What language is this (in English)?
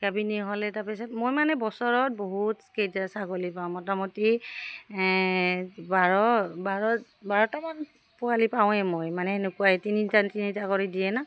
Assamese